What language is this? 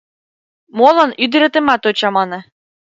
Mari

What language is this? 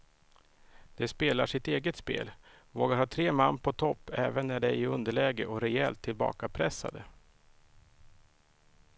Swedish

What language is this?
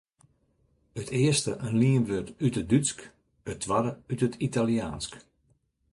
Western Frisian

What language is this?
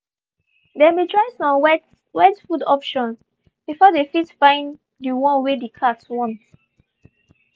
Nigerian Pidgin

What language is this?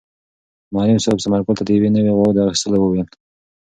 Pashto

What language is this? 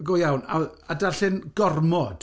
Welsh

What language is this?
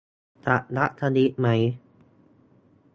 Thai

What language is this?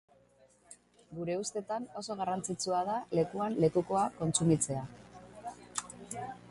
Basque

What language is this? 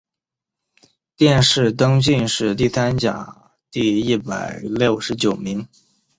Chinese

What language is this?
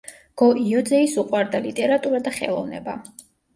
Georgian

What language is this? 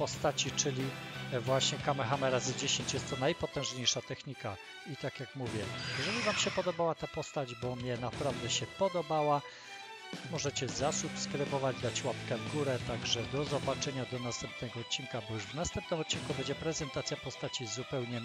Polish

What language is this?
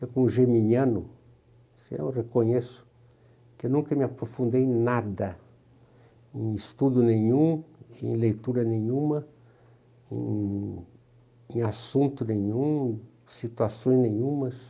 Portuguese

